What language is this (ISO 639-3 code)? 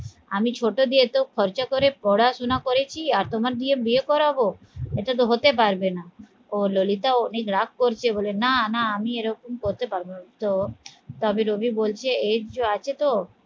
ben